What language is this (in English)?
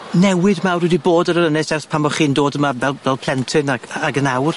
Welsh